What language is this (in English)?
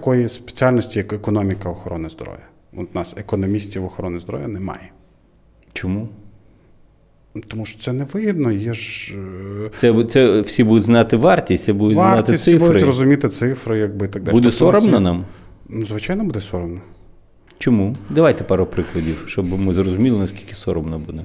Ukrainian